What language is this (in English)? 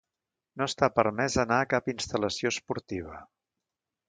Catalan